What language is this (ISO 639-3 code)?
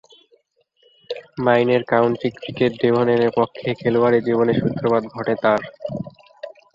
ben